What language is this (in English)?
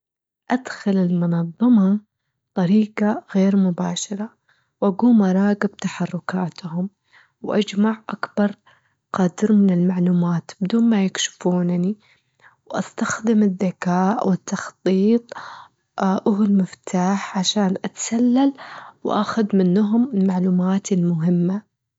Gulf Arabic